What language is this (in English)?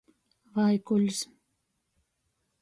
Latgalian